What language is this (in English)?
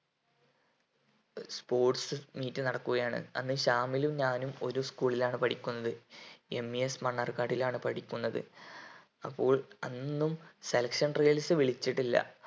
Malayalam